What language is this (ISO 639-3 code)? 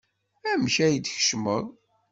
kab